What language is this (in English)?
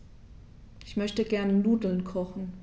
German